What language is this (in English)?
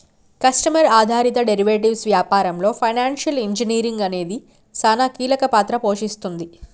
Telugu